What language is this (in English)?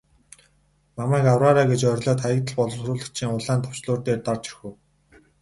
Mongolian